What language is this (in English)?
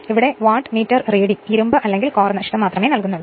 Malayalam